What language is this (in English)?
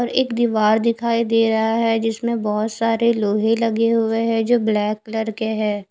Hindi